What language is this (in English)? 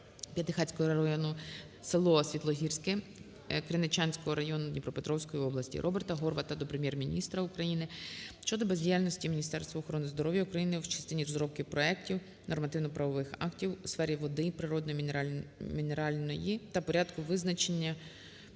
Ukrainian